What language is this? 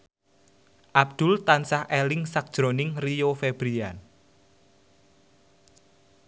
Javanese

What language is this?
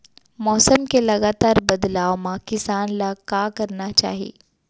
Chhattisgarhi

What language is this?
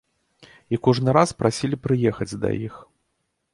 Belarusian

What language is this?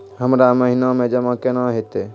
Maithili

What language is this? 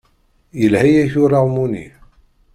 Kabyle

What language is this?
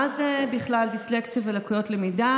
Hebrew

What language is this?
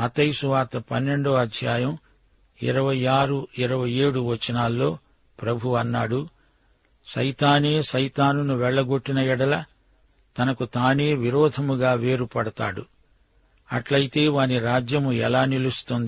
Telugu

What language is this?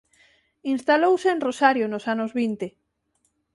Galician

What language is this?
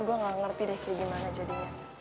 Indonesian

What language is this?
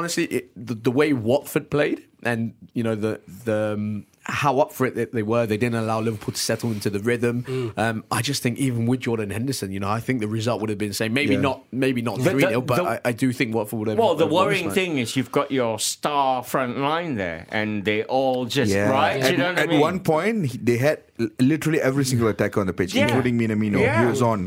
English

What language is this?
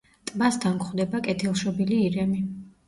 Georgian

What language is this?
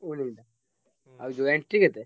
Odia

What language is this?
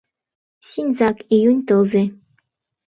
Mari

